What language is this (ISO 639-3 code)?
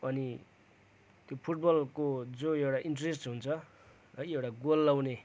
nep